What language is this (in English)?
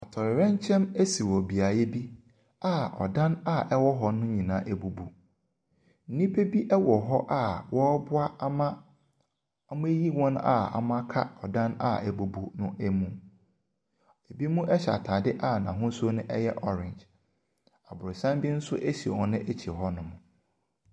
Akan